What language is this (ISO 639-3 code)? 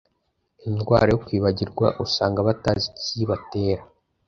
kin